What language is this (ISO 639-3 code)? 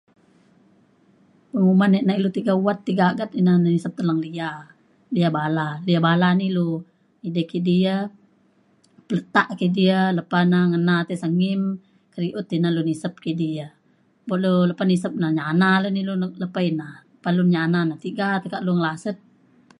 xkl